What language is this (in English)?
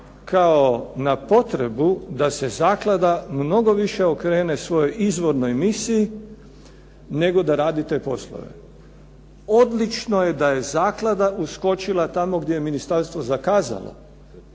Croatian